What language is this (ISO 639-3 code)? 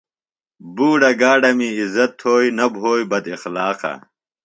phl